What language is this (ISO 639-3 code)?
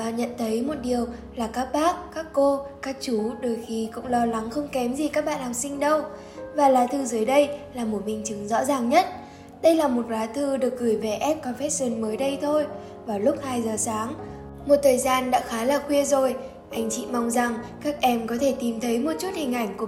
vie